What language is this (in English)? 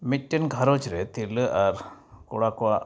Santali